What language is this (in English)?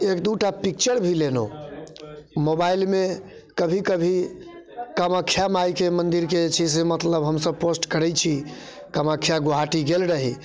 Maithili